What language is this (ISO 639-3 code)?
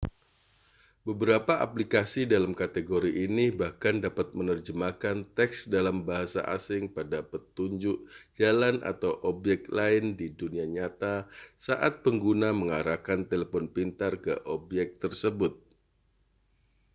ind